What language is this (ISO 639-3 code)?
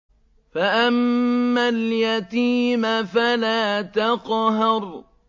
ara